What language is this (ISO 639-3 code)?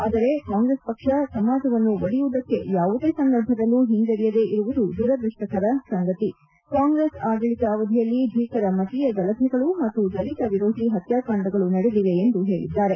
kan